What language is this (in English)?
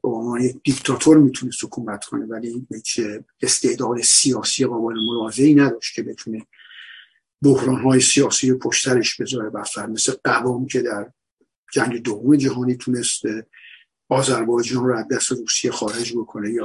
Persian